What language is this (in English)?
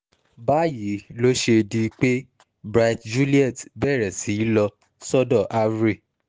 Yoruba